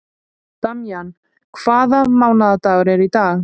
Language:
Icelandic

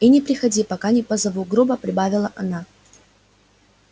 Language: Russian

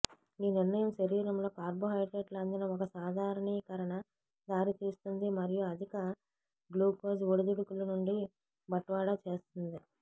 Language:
Telugu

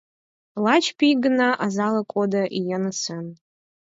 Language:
Mari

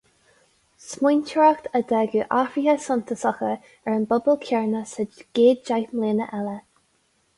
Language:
Irish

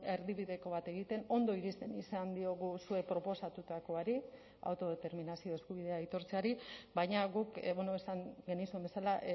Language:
Basque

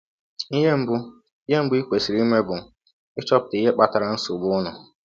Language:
Igbo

